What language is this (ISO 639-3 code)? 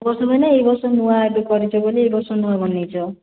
ori